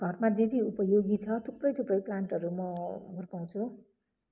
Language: Nepali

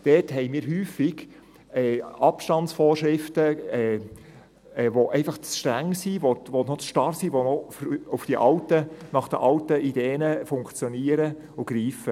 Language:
Swiss German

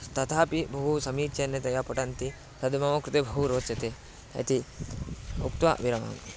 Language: Sanskrit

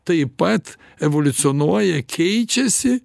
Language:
Lithuanian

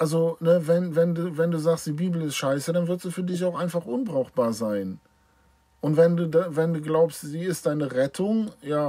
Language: German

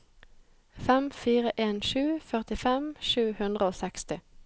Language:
Norwegian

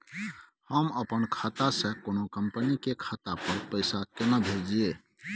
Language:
Maithili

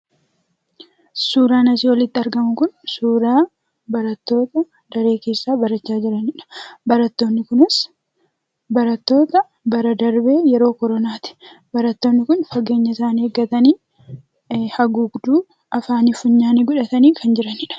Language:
Oromo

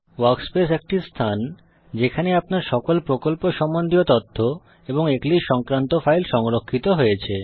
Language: Bangla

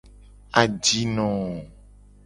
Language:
Gen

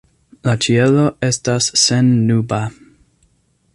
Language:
Esperanto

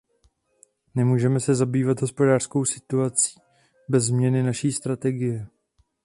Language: Czech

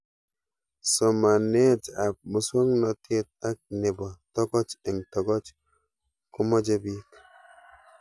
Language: Kalenjin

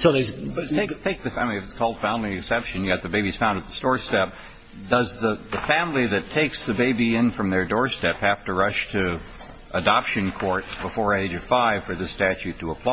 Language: English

